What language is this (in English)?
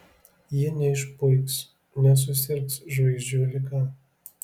Lithuanian